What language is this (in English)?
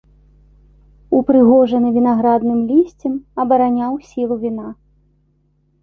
Belarusian